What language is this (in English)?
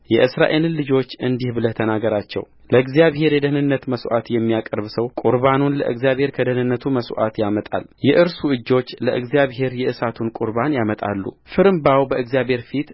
Amharic